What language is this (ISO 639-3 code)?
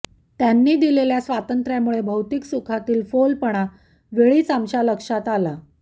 mar